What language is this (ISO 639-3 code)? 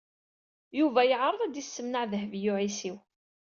kab